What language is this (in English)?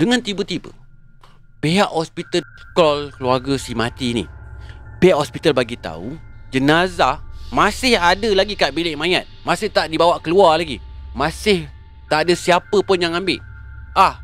Malay